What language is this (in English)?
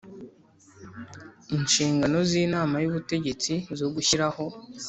Kinyarwanda